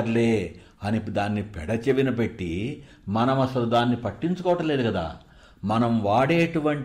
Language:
Telugu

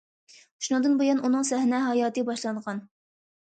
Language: Uyghur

